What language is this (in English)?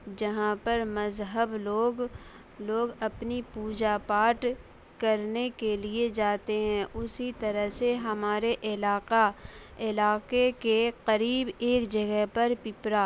Urdu